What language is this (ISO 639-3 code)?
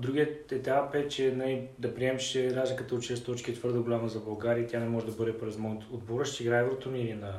bul